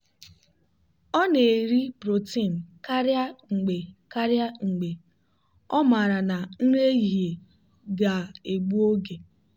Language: Igbo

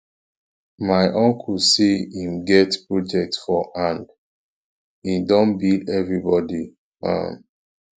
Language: Nigerian Pidgin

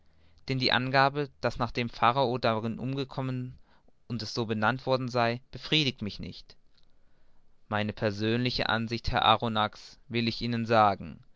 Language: German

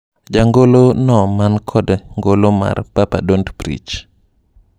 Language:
Luo (Kenya and Tanzania)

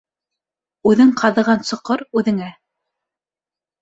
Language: Bashkir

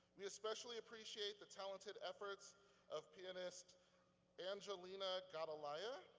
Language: English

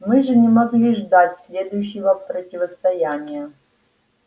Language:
Russian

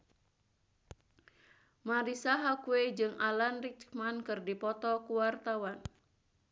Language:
Sundanese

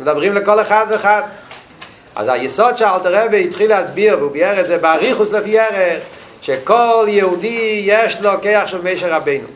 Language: Hebrew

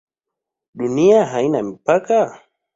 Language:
Swahili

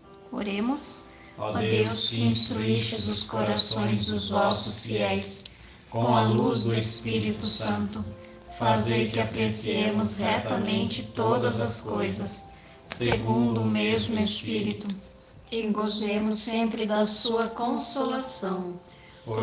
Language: Portuguese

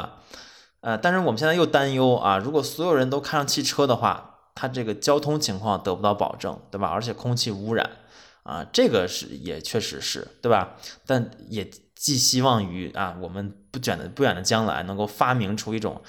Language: Chinese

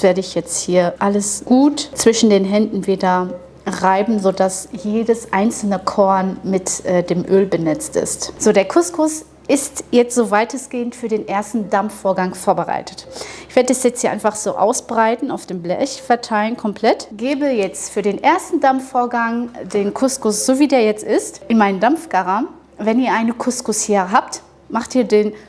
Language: German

